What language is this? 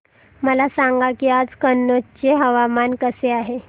Marathi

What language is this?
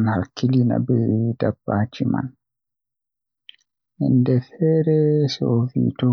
Western Niger Fulfulde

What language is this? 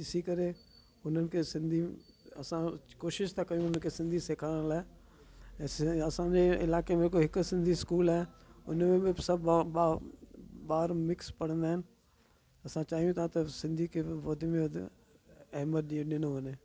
Sindhi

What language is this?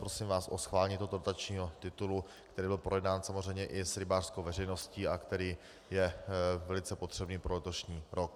Czech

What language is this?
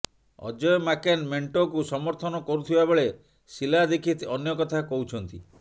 Odia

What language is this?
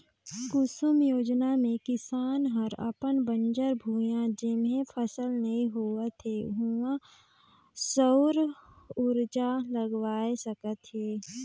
Chhattisgarhi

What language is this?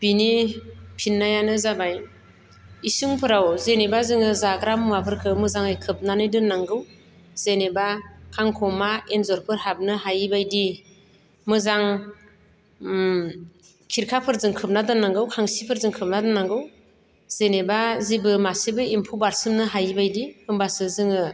Bodo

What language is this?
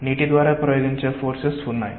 Telugu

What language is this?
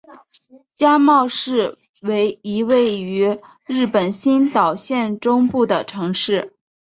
Chinese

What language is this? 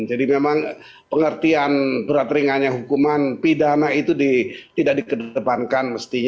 Indonesian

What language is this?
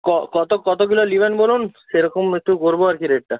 Bangla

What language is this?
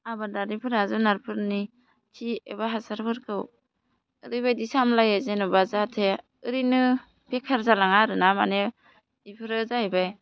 Bodo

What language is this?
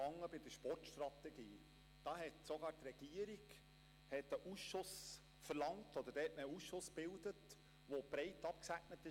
Swiss German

